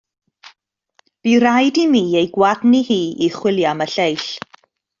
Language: Welsh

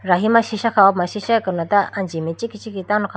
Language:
Idu-Mishmi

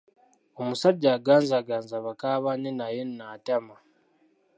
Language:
Ganda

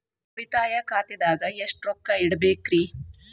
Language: Kannada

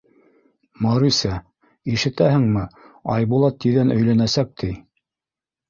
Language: Bashkir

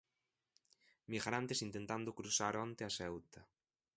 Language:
Galician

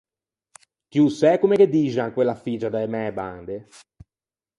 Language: Ligurian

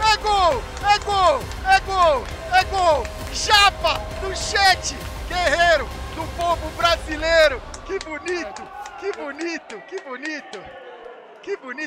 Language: Portuguese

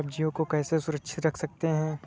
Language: Hindi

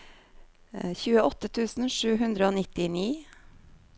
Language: Norwegian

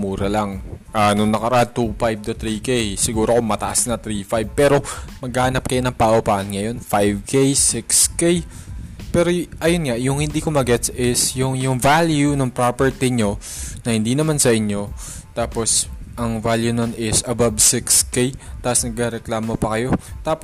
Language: Filipino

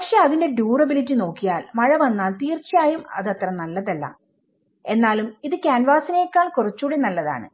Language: Malayalam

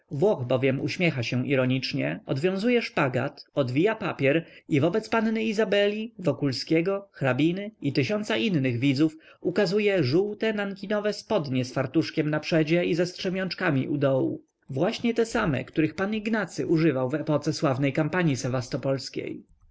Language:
Polish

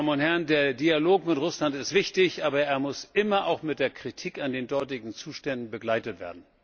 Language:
German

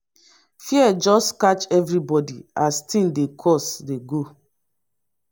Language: Nigerian Pidgin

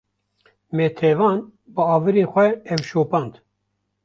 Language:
Kurdish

